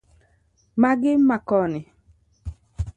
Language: Luo (Kenya and Tanzania)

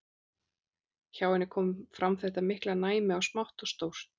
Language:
Icelandic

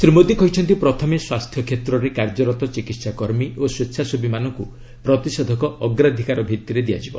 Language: Odia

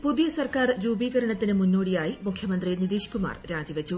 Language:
Malayalam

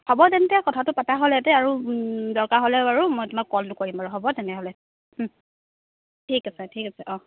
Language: Assamese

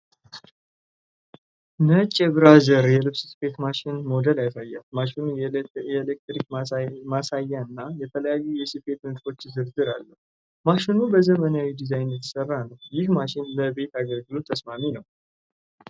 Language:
Amharic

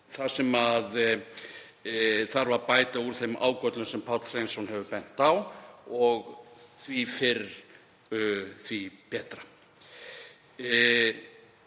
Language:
Icelandic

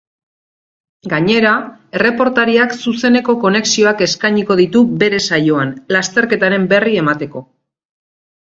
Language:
Basque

